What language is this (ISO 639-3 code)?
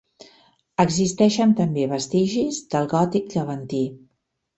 cat